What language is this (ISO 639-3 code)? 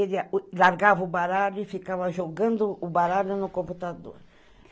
por